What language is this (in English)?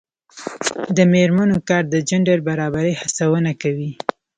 Pashto